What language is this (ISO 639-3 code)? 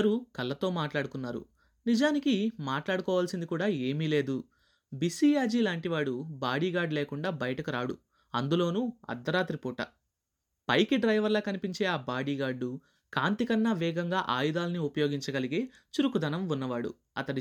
tel